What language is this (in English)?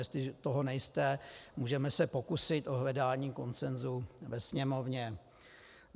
Czech